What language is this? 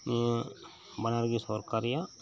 Santali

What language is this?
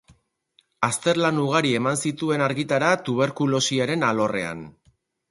Basque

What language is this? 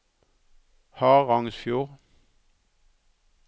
Norwegian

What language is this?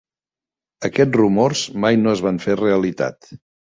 Catalan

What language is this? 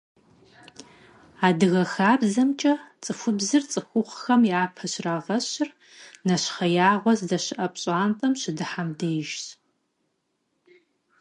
Kabardian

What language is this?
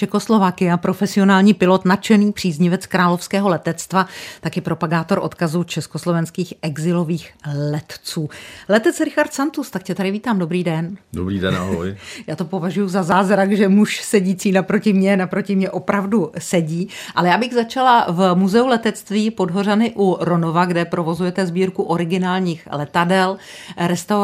Czech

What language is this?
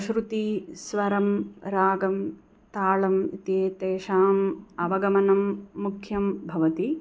Sanskrit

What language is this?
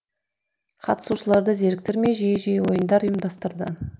Kazakh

